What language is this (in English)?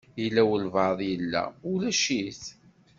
Kabyle